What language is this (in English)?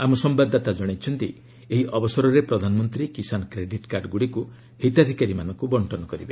Odia